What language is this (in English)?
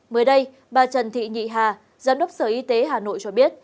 Vietnamese